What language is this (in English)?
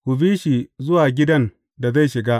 Hausa